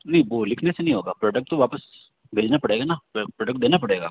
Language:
Hindi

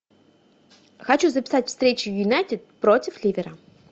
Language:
Russian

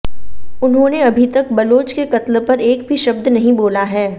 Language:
Hindi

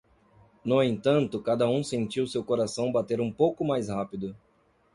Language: Portuguese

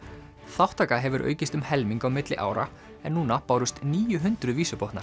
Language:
Icelandic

